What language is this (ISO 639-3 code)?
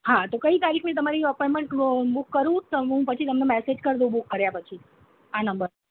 guj